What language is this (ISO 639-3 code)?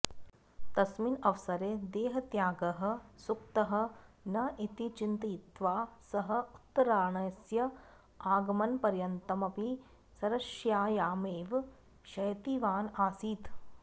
san